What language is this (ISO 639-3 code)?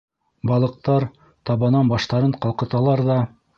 bak